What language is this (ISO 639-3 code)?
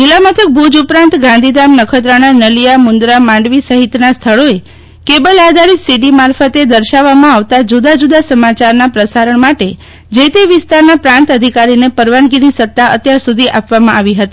guj